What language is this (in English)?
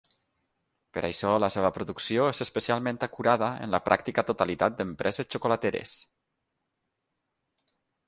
Catalan